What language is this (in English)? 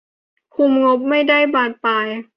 Thai